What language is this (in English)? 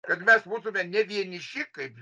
Lithuanian